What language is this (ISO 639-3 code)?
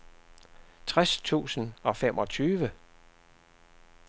dan